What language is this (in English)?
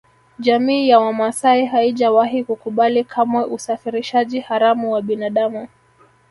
Swahili